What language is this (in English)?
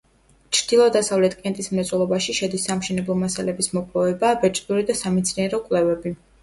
Georgian